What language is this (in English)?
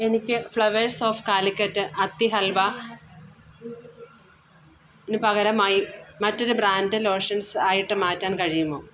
Malayalam